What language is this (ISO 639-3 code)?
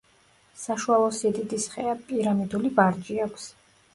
kat